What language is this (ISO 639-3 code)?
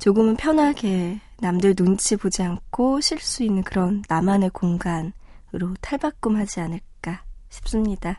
kor